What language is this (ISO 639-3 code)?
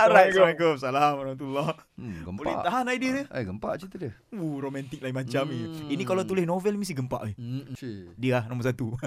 msa